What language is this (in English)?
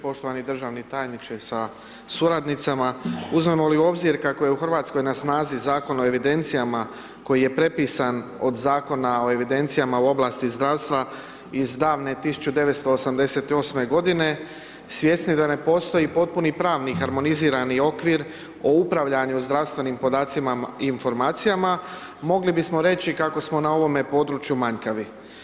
Croatian